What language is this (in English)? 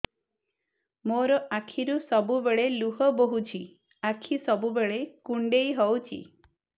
Odia